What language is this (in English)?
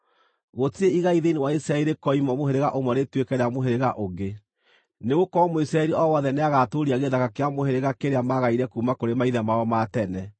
Kikuyu